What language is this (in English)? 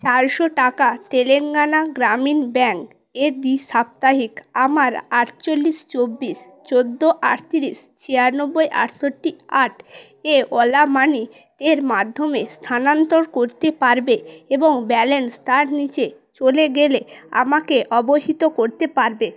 Bangla